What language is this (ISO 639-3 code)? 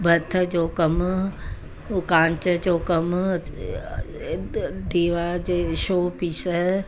snd